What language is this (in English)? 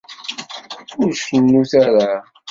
Kabyle